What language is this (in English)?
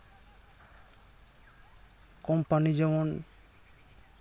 Santali